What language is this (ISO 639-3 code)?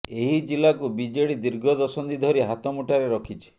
ori